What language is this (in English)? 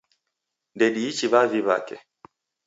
Taita